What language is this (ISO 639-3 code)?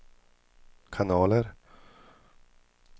swe